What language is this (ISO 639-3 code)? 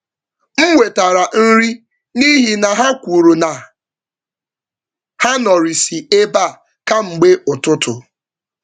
ibo